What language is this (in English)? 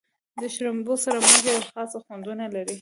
Pashto